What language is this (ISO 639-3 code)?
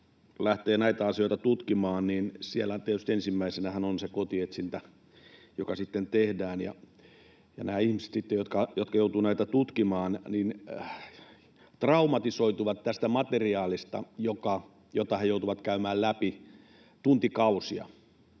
fin